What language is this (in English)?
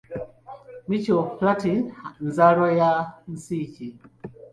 Ganda